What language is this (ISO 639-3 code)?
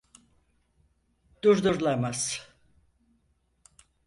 tur